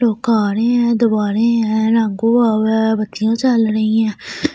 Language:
Hindi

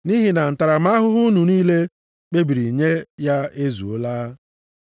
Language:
Igbo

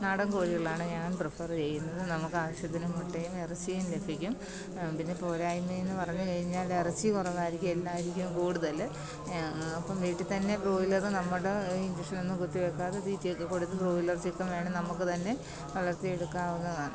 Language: Malayalam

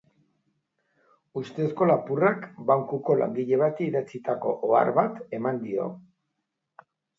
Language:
Basque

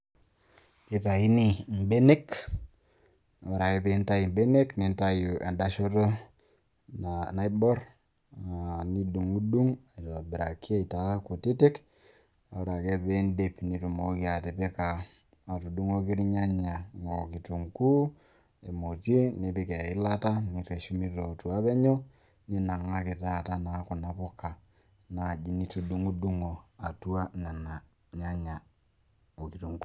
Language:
Masai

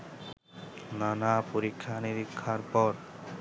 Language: Bangla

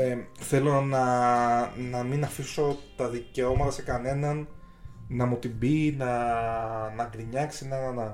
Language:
Greek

